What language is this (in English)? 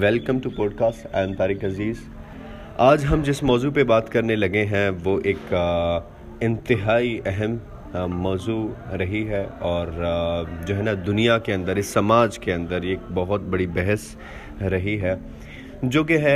Urdu